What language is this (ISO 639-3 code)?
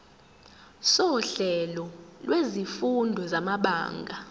zul